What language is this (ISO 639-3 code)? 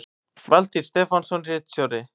isl